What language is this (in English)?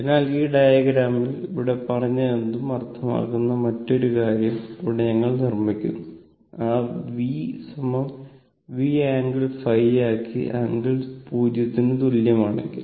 Malayalam